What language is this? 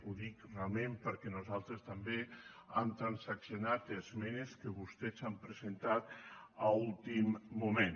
Catalan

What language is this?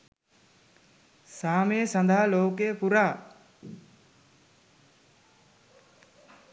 Sinhala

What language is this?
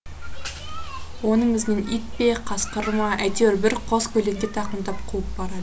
Kazakh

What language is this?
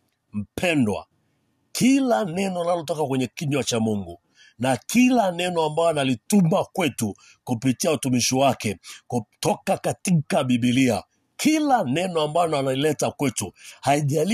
Swahili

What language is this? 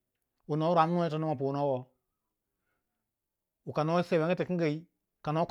Waja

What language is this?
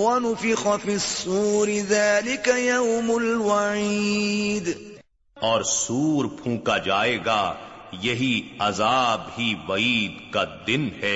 Urdu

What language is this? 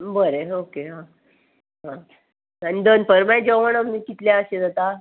Konkani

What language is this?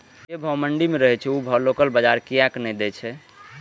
Maithili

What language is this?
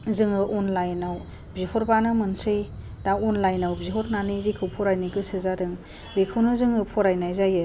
Bodo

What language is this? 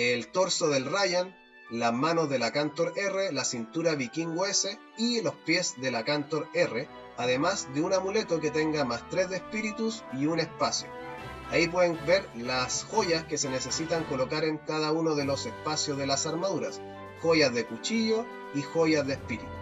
Spanish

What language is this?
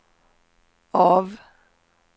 Swedish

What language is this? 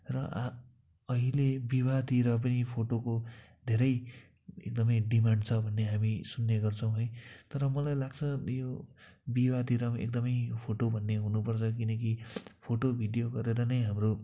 Nepali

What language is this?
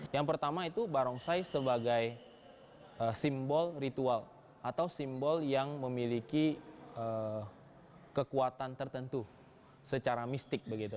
Indonesian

